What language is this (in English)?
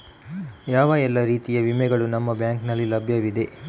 Kannada